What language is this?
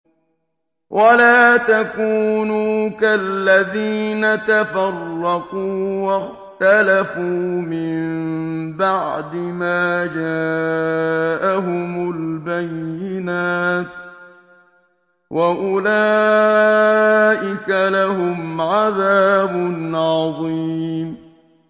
Arabic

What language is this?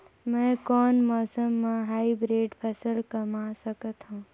Chhattisgarhi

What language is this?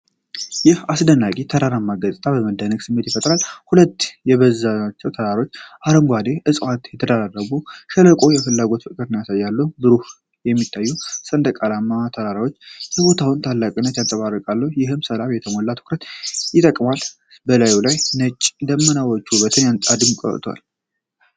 Amharic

